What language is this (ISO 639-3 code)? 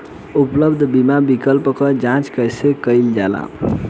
bho